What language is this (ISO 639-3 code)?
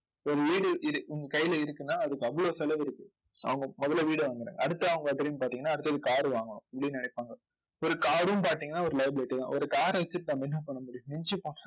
tam